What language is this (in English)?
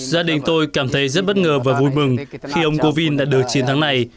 Vietnamese